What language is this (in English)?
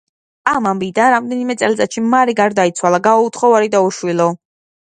Georgian